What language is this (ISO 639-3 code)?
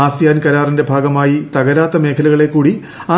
mal